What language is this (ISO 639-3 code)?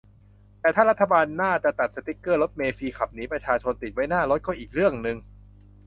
tha